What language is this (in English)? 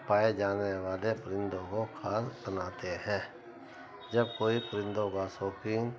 Urdu